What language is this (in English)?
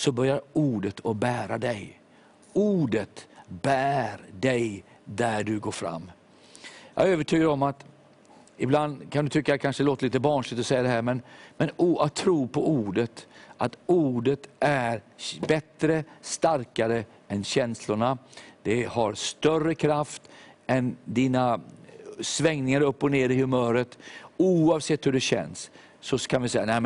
Swedish